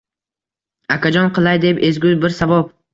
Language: Uzbek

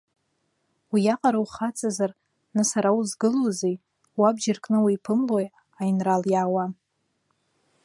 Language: Abkhazian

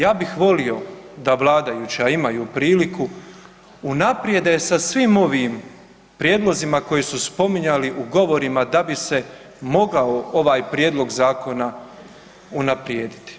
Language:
Croatian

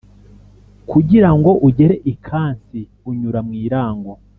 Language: Kinyarwanda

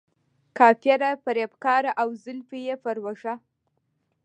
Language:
Pashto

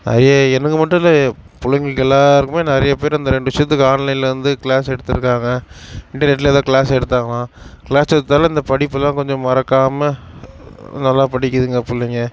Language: Tamil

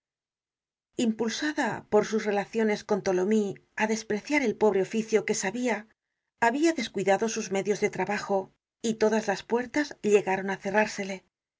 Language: Spanish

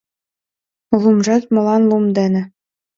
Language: Mari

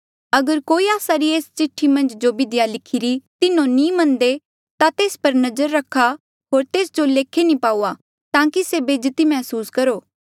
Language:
Mandeali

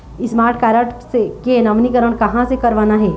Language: Chhattisgarhi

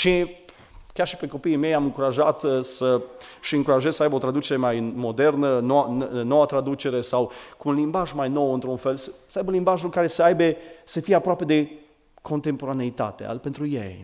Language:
Romanian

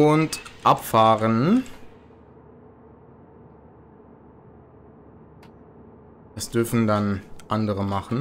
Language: German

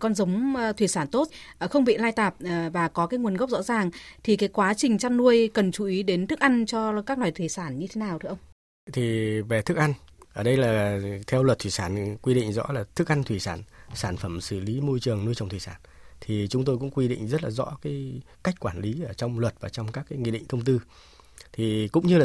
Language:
Vietnamese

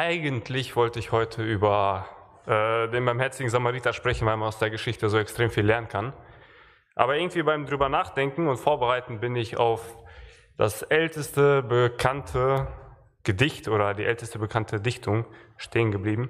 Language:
German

